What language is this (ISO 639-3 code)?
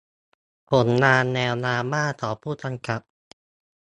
tha